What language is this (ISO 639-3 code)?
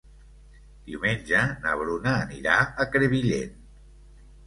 cat